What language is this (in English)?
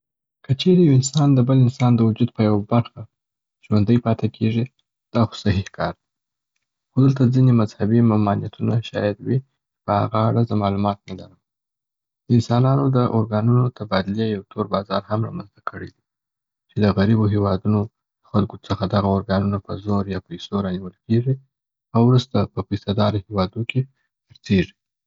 Southern Pashto